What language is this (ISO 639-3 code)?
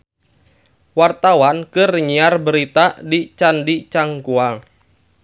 sun